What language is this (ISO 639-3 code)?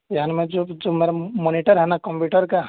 urd